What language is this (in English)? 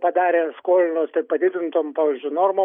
Lithuanian